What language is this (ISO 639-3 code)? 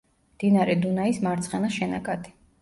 kat